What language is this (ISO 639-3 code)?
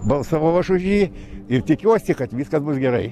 lit